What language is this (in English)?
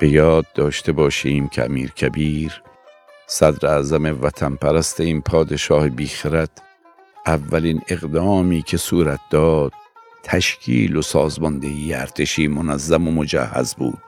Persian